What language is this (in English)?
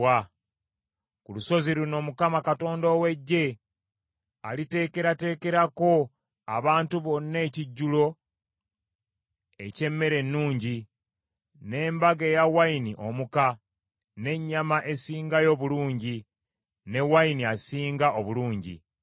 Ganda